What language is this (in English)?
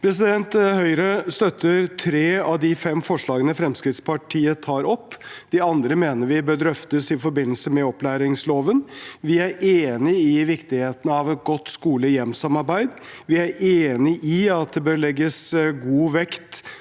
Norwegian